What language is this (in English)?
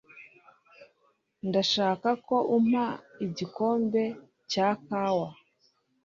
Kinyarwanda